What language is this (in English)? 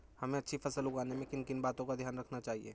Hindi